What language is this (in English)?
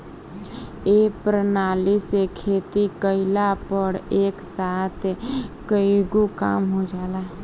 Bhojpuri